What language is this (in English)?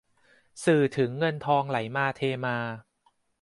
Thai